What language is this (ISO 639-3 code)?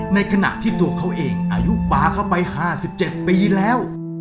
tha